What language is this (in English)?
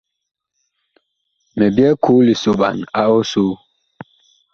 Bakoko